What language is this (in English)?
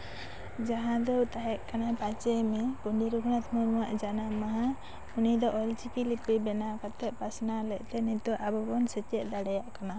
Santali